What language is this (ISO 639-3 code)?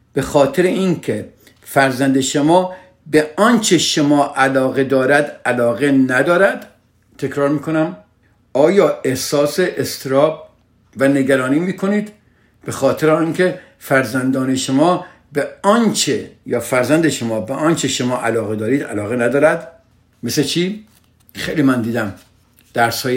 fas